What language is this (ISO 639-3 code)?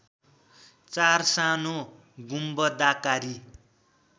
nep